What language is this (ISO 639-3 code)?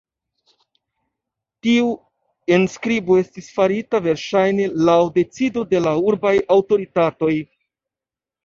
epo